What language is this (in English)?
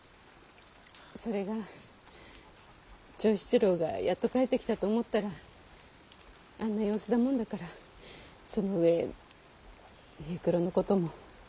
Japanese